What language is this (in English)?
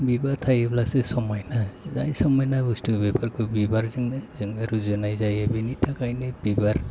Bodo